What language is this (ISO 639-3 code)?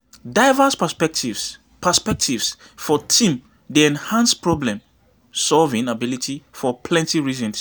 pcm